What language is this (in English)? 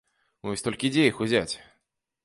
Belarusian